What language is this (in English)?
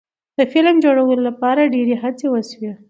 Pashto